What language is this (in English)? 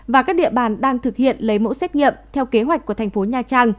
Vietnamese